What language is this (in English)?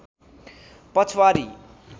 Nepali